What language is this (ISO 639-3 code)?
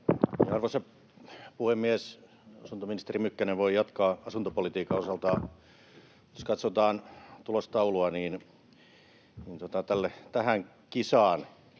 fin